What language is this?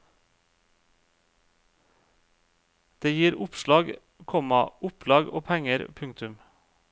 Norwegian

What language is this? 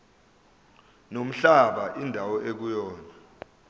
Zulu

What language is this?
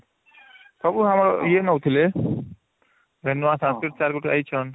Odia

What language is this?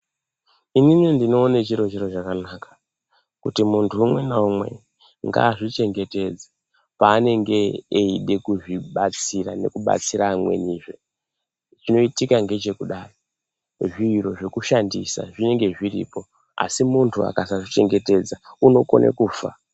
Ndau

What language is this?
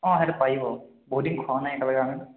Assamese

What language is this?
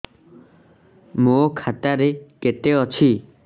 Odia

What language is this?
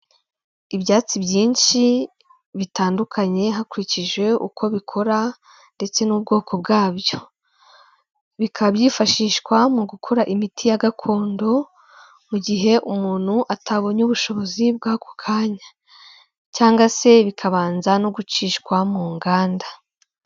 Kinyarwanda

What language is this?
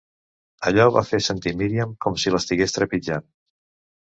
Catalan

